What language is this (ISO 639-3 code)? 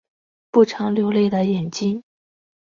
zho